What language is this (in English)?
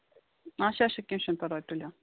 Kashmiri